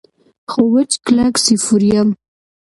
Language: Pashto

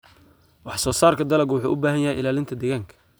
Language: Somali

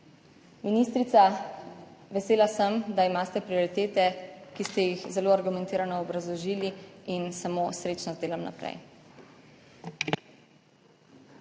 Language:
Slovenian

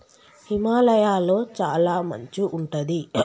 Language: Telugu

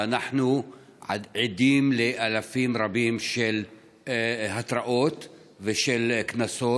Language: Hebrew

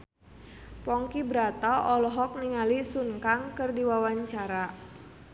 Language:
Sundanese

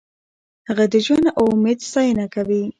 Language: Pashto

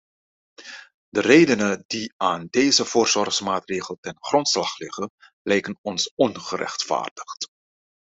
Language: Dutch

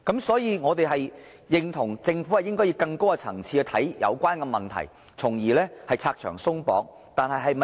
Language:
Cantonese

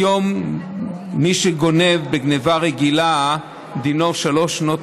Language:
Hebrew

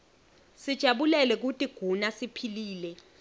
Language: Swati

